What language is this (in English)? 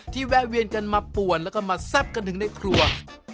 Thai